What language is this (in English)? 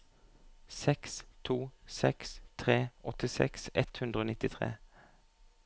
Norwegian